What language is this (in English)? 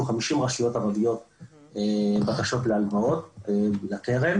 Hebrew